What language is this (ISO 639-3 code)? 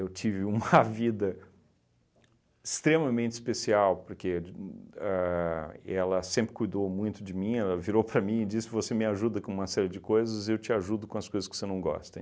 por